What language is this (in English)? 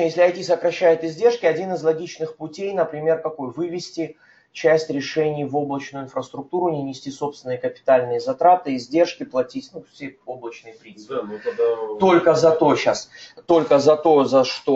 Russian